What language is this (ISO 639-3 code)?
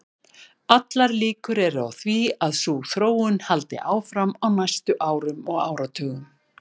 isl